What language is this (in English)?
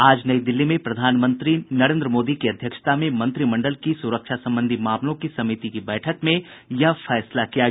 Hindi